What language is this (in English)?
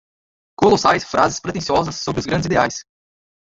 Portuguese